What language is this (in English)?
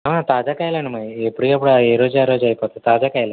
Telugu